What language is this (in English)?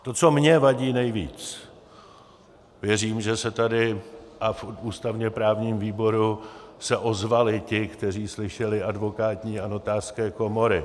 Czech